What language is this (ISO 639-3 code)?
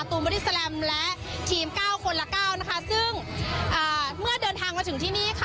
tha